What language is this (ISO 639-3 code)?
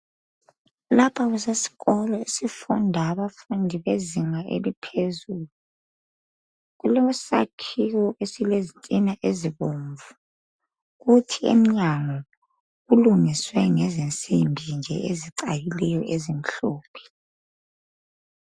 nde